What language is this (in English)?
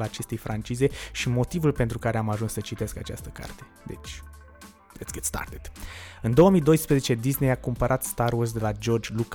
Romanian